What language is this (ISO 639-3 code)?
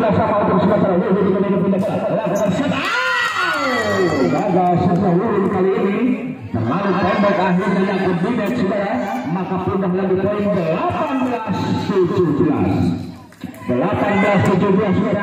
ind